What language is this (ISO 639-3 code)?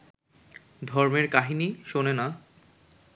ben